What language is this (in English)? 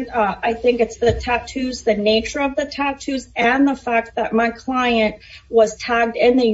English